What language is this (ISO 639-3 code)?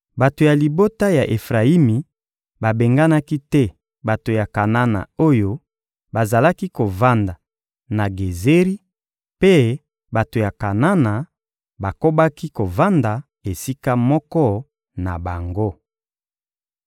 lin